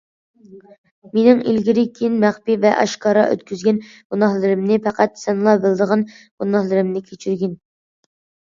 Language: Uyghur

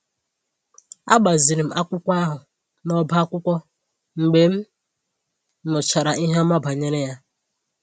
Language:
Igbo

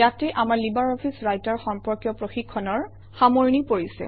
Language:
Assamese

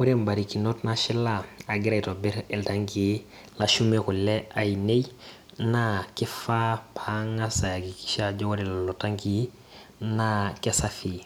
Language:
Masai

